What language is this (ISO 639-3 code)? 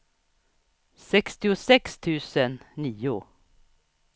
swe